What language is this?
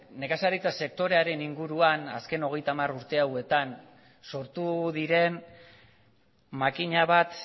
Basque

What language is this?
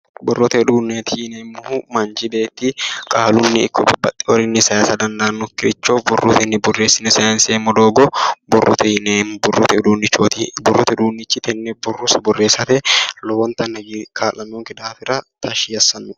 Sidamo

